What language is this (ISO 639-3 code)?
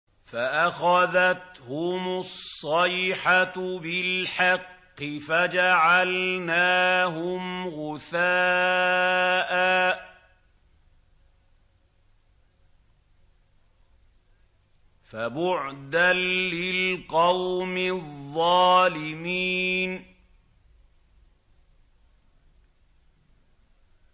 ara